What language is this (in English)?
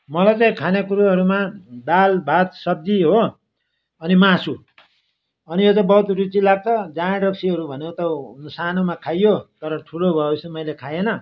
Nepali